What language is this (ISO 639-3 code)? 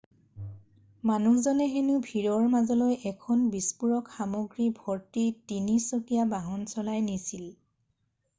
asm